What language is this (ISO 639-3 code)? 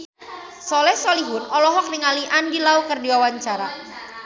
sun